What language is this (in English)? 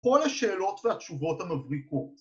Hebrew